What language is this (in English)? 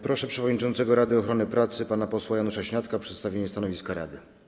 Polish